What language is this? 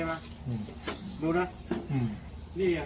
Thai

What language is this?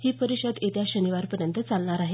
Marathi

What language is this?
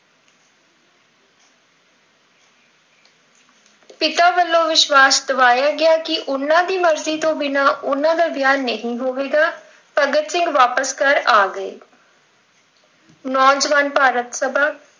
Punjabi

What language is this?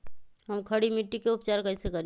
Magahi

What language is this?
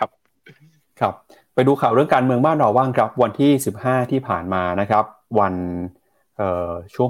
Thai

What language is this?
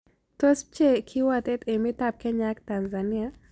Kalenjin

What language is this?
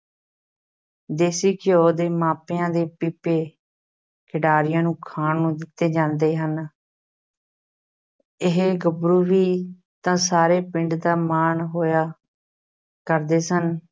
Punjabi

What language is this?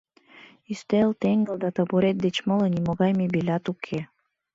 Mari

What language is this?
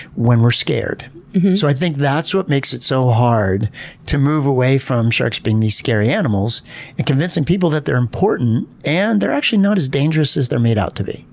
English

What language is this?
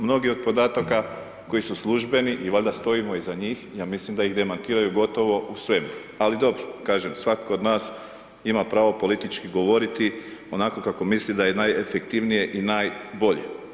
Croatian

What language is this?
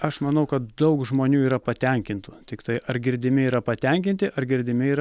Lithuanian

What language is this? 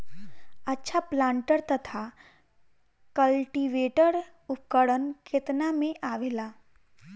Bhojpuri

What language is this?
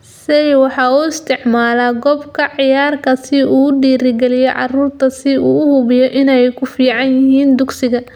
Somali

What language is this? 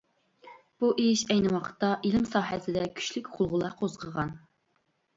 Uyghur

